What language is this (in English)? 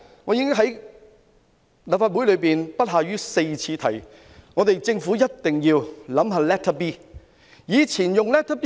Cantonese